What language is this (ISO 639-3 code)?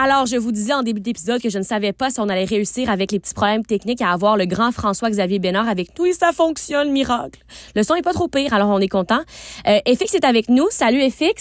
fra